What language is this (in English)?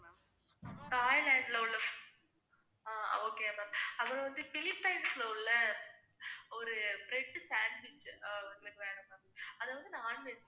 Tamil